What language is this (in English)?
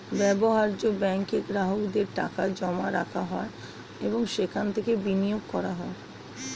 Bangla